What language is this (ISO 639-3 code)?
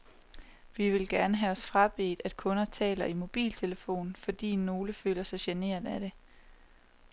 dan